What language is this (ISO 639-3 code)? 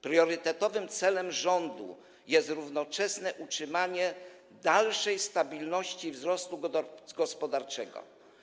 pol